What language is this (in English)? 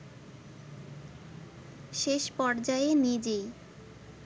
Bangla